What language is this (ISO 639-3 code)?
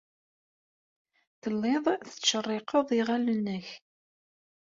kab